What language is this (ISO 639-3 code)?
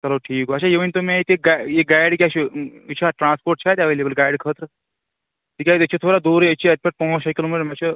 kas